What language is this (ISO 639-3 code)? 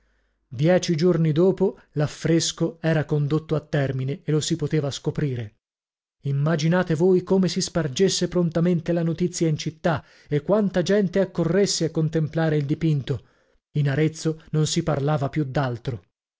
ita